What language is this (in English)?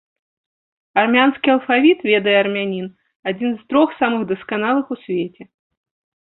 Belarusian